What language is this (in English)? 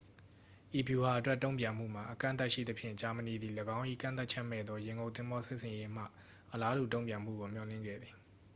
Burmese